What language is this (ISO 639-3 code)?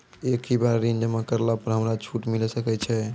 mai